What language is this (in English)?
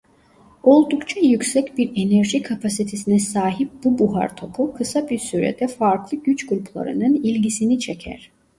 Turkish